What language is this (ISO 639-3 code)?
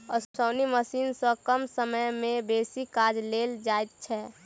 mai